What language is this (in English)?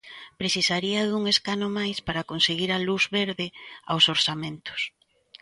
Galician